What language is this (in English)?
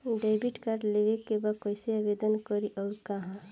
Bhojpuri